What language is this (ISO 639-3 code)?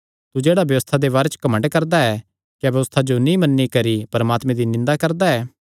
xnr